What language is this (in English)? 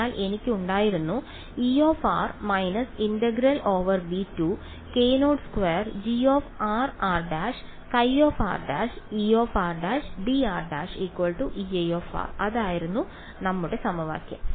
Malayalam